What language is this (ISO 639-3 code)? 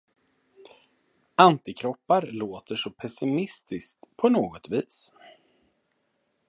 swe